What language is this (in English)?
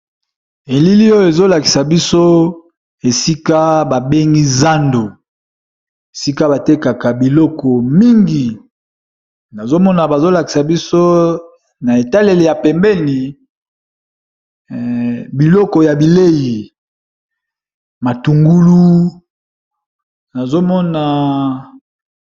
Lingala